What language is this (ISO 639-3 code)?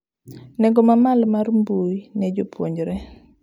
luo